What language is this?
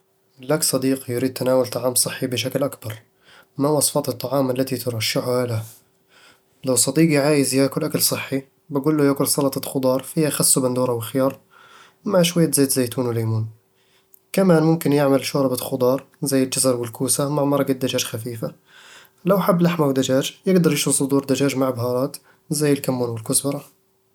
Eastern Egyptian Bedawi Arabic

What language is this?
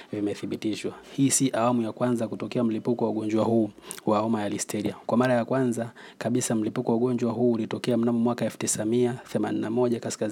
Swahili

